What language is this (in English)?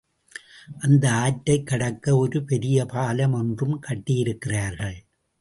Tamil